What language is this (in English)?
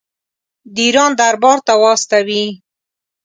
Pashto